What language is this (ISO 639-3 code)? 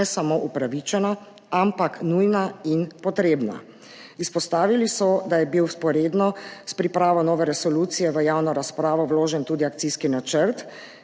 slv